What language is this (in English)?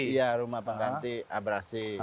Indonesian